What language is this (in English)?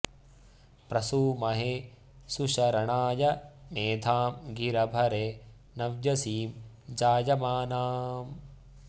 Sanskrit